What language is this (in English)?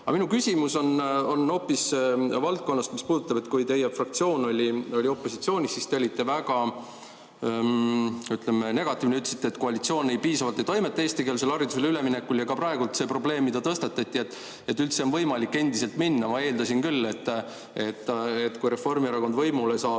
Estonian